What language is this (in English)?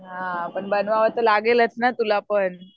Marathi